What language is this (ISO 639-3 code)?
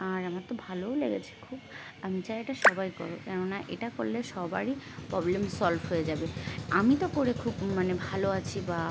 ben